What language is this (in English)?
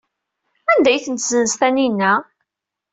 Kabyle